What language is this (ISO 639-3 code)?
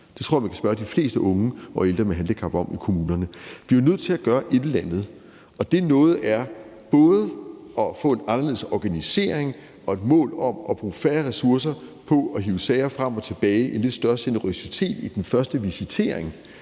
dan